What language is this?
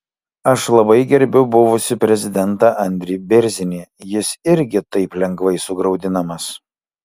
Lithuanian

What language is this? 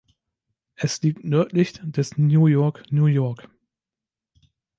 German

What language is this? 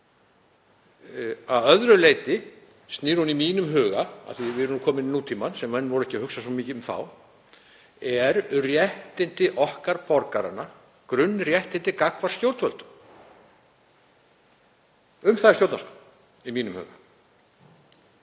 Icelandic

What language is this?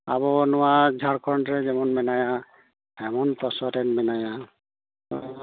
Santali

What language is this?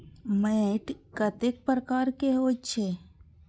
Maithili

